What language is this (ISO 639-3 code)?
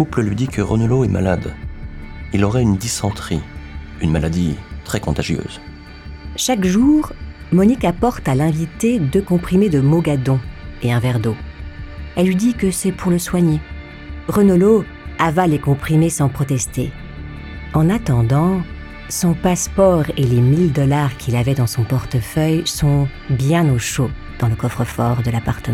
fra